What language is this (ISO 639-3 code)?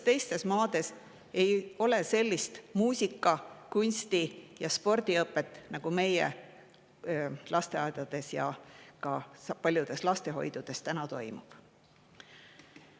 est